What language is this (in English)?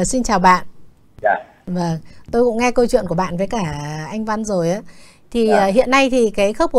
Vietnamese